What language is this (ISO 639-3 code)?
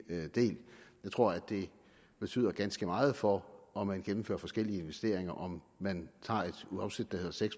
dan